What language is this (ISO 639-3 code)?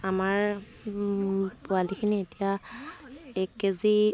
asm